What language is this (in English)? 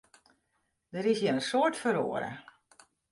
Western Frisian